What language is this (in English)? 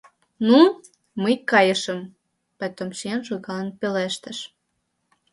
Mari